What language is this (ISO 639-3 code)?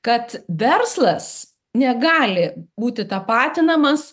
lit